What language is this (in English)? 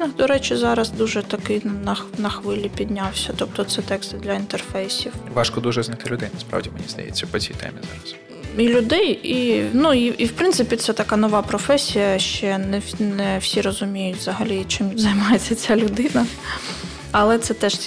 Ukrainian